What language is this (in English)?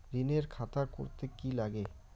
Bangla